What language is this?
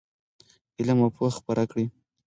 Pashto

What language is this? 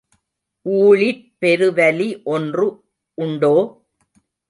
Tamil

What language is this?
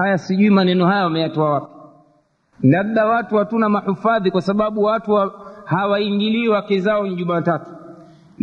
Swahili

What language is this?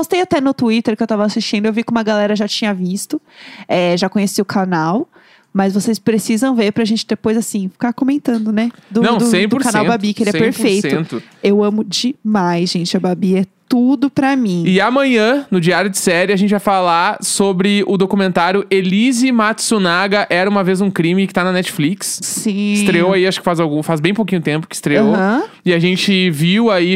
Portuguese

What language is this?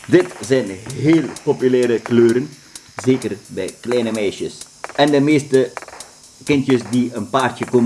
Dutch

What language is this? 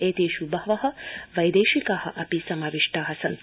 Sanskrit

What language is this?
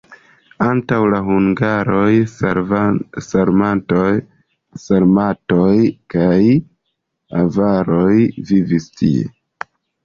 Esperanto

